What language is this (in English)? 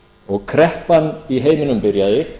Icelandic